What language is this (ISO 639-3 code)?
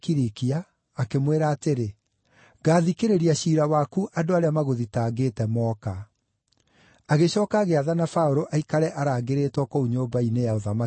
kik